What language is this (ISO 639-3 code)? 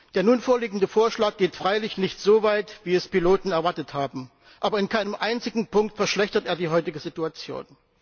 deu